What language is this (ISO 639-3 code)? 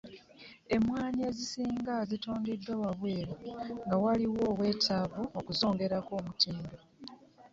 lug